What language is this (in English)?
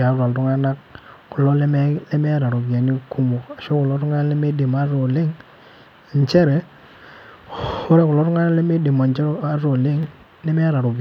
Masai